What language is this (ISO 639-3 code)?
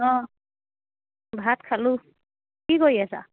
asm